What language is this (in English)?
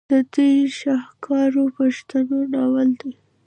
Pashto